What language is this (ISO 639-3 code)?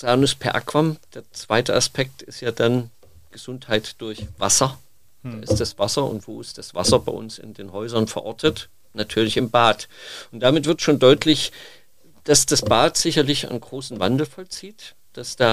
deu